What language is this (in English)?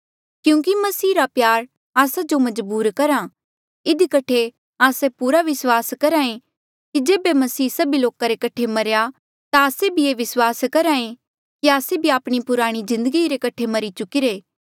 Mandeali